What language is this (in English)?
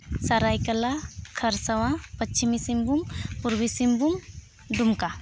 Santali